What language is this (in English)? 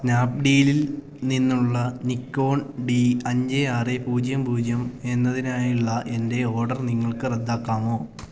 Malayalam